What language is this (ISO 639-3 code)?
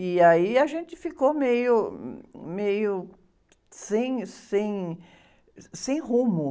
por